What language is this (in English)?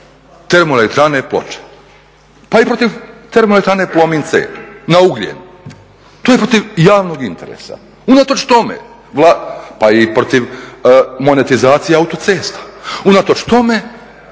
Croatian